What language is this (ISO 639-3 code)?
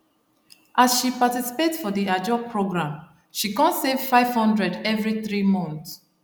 pcm